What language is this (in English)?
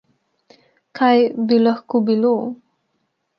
Slovenian